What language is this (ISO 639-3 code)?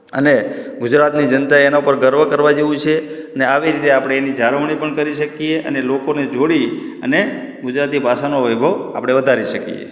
guj